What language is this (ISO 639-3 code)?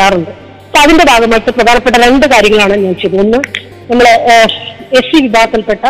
mal